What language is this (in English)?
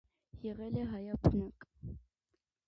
Armenian